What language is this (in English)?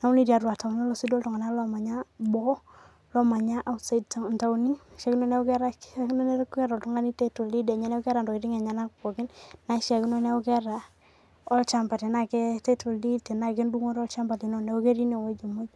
Masai